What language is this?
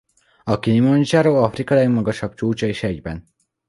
Hungarian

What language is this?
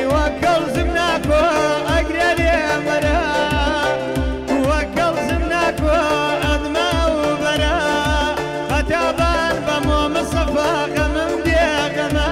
Arabic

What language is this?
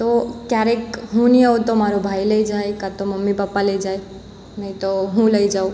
Gujarati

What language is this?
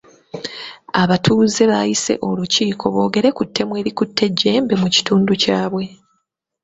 Ganda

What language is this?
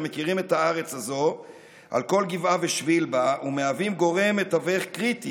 Hebrew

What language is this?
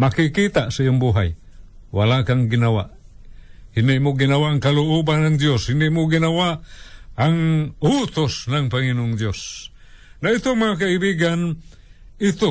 Filipino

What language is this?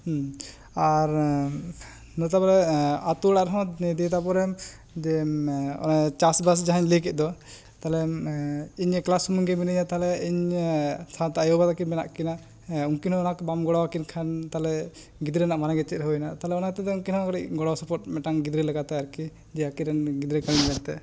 Santali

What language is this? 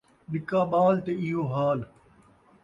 Saraiki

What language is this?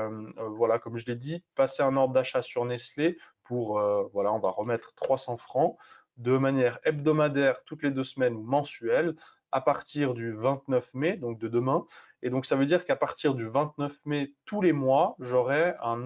French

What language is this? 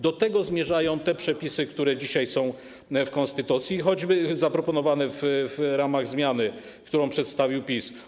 Polish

